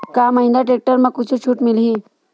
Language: Chhattisgarhi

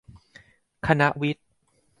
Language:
Thai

